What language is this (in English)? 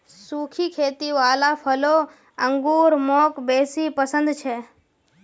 Magahi